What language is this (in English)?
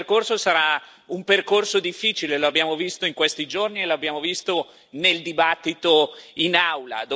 Italian